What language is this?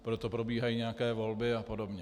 Czech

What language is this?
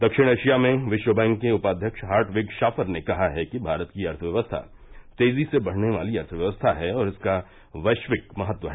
Hindi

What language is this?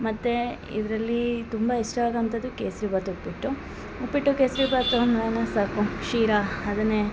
Kannada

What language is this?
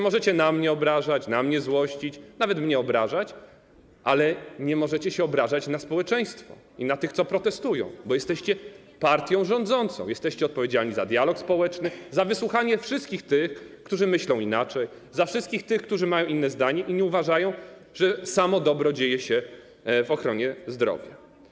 Polish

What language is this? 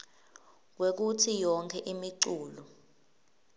Swati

